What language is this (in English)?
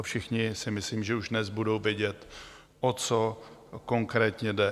Czech